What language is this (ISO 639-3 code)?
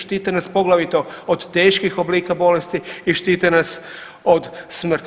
hrv